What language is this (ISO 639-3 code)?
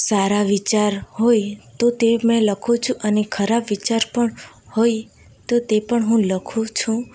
guj